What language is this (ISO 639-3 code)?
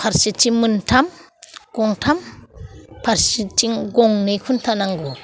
brx